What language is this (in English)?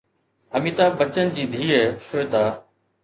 Sindhi